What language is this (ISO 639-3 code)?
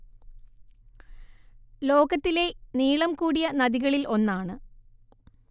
mal